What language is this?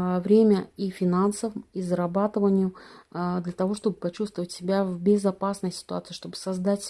Russian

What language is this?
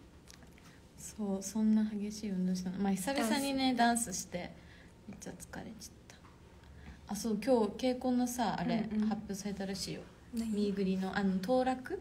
Japanese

